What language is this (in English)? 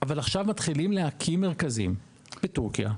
Hebrew